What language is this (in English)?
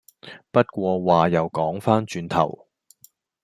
Cantonese